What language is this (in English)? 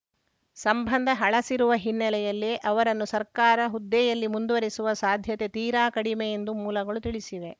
Kannada